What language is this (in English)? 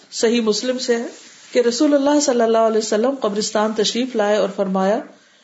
Urdu